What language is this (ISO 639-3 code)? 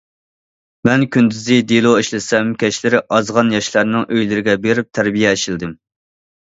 uig